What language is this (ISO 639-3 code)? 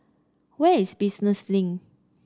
eng